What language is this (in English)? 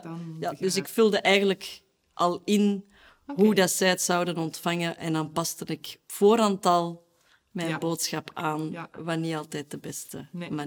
Dutch